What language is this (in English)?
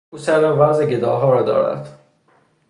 Persian